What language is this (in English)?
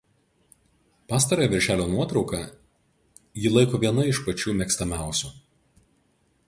Lithuanian